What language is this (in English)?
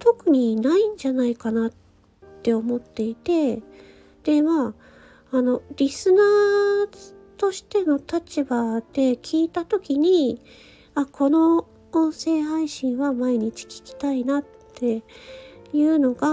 Japanese